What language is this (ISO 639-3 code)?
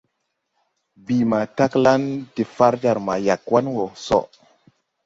tui